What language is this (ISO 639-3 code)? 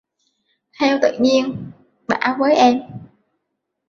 vie